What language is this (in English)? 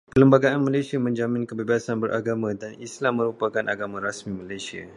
Malay